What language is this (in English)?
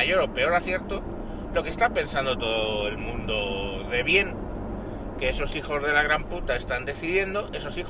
Spanish